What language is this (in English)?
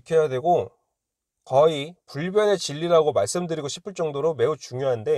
Korean